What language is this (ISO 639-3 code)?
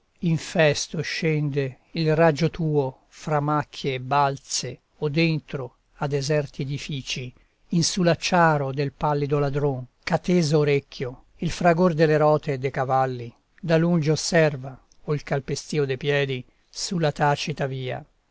ita